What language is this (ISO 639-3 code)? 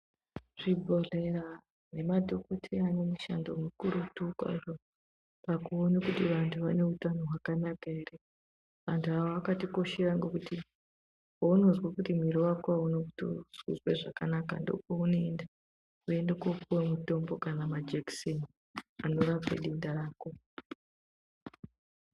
ndc